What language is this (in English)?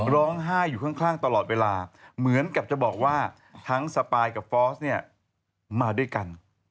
Thai